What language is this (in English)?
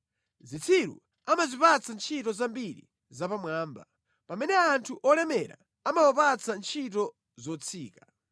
Nyanja